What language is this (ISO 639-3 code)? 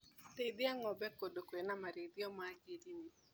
kik